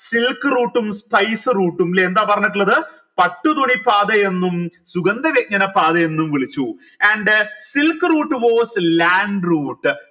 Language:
Malayalam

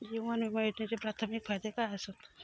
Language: Marathi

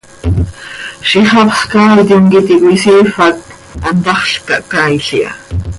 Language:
Seri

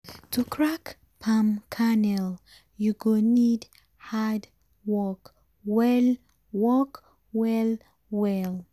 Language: Nigerian Pidgin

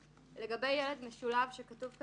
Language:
Hebrew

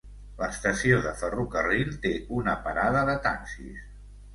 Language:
Catalan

